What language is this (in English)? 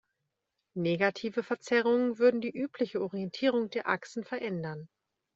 German